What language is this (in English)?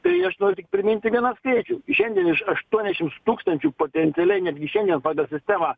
Lithuanian